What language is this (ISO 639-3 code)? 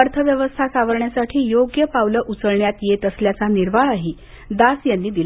mar